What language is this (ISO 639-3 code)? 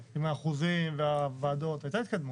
heb